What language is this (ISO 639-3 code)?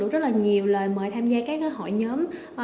vie